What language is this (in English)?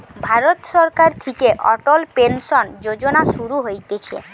Bangla